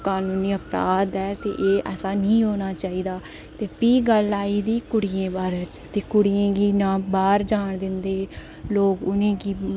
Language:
Dogri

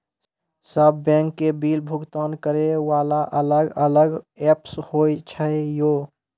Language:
Maithili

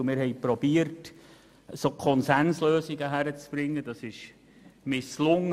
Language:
Swiss German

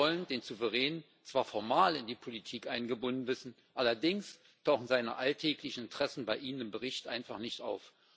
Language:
German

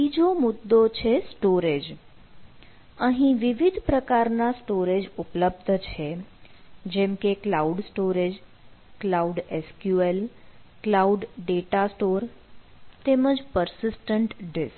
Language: Gujarati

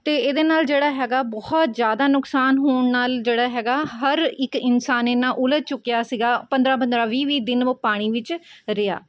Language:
Punjabi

